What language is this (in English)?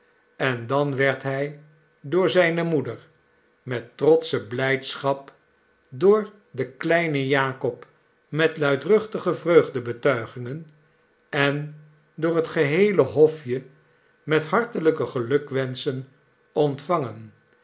Dutch